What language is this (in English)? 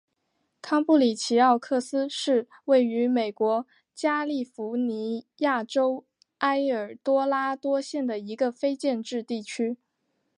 Chinese